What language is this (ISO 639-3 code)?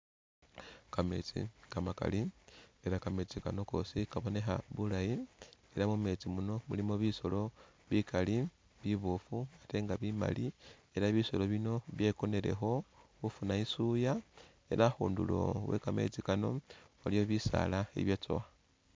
myx